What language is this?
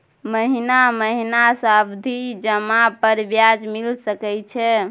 Maithili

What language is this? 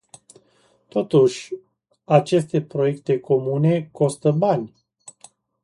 Romanian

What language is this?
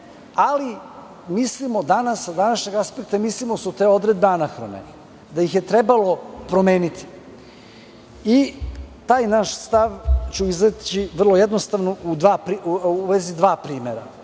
Serbian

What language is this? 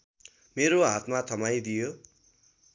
Nepali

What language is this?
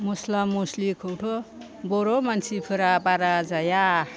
Bodo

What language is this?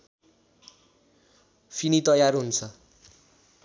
Nepali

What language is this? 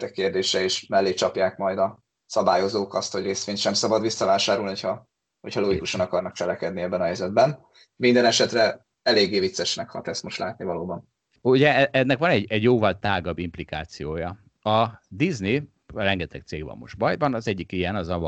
Hungarian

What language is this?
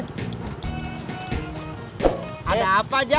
Indonesian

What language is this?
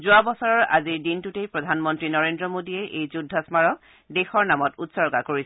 Assamese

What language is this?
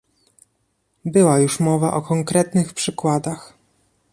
Polish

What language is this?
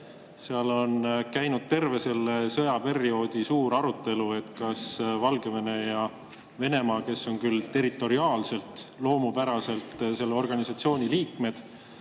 Estonian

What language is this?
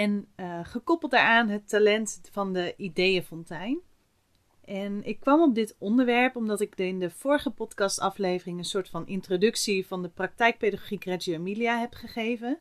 Dutch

